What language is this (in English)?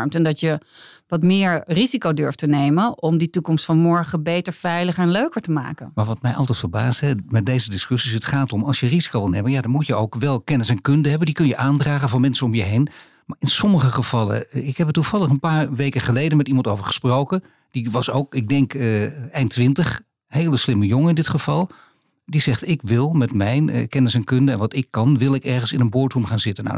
Dutch